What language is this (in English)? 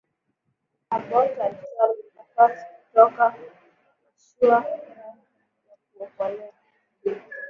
Swahili